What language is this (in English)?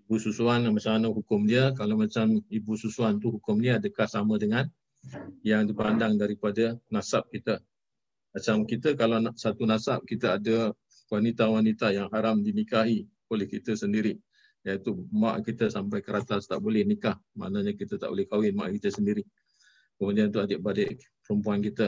Malay